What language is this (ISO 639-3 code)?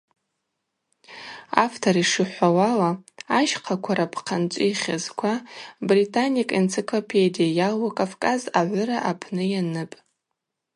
abq